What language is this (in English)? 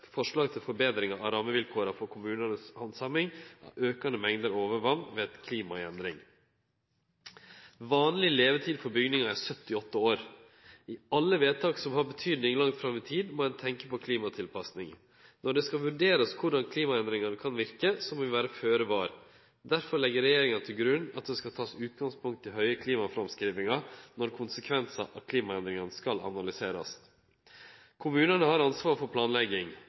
Norwegian Nynorsk